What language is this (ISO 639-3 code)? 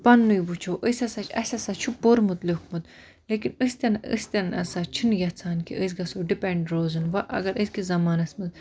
kas